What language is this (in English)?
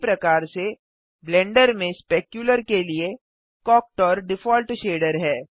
Hindi